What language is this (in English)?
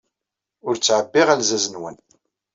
Kabyle